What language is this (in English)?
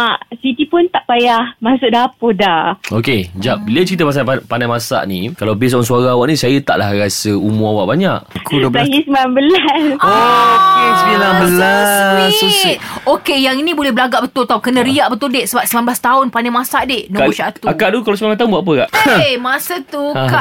Malay